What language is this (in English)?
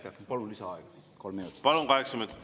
Estonian